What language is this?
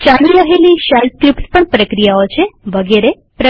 Gujarati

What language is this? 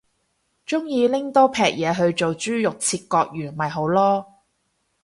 Cantonese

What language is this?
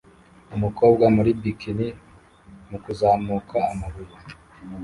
Kinyarwanda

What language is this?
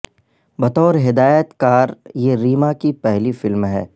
Urdu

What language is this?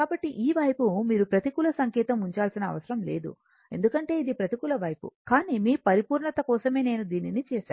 Telugu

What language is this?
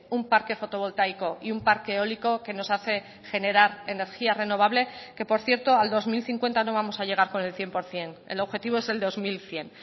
Spanish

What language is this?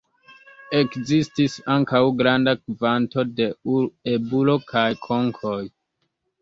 Esperanto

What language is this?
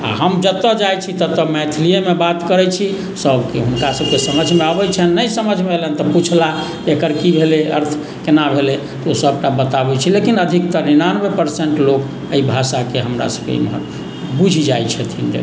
Maithili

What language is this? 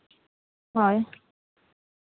Santali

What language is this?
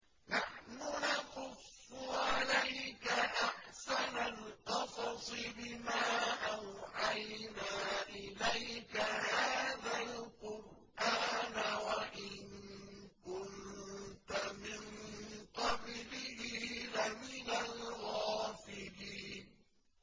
Arabic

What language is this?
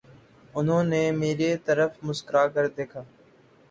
Urdu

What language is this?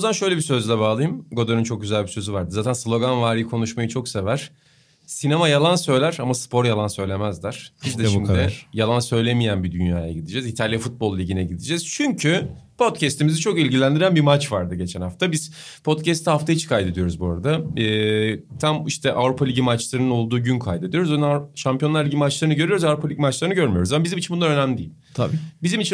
Turkish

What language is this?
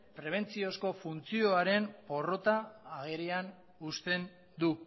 Basque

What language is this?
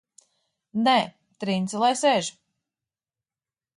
Latvian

